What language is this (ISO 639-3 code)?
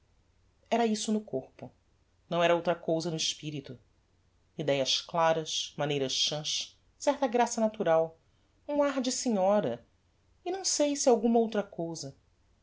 por